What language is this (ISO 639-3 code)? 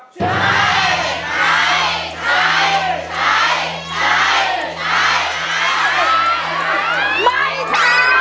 tha